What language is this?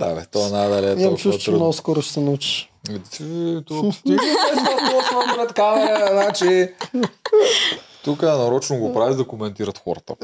Bulgarian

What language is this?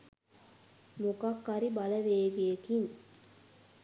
Sinhala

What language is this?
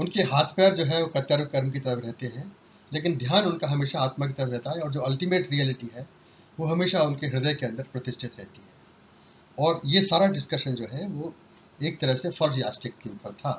Hindi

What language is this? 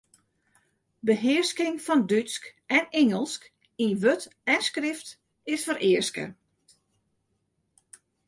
Western Frisian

